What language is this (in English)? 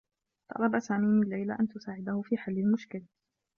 Arabic